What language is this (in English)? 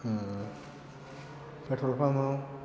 Bodo